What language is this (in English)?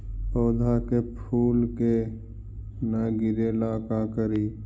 Magahi